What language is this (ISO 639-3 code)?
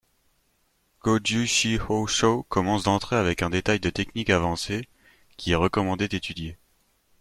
fra